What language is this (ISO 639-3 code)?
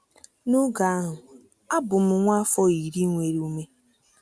ibo